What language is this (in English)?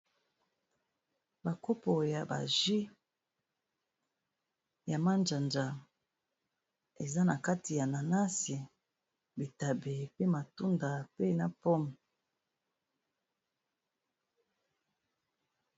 Lingala